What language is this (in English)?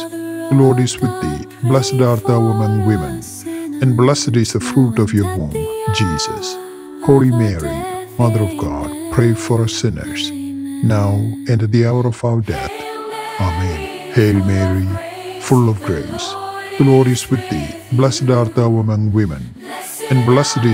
English